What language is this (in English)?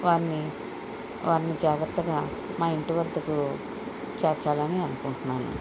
Telugu